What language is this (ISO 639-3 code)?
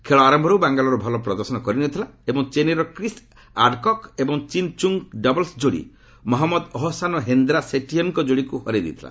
ori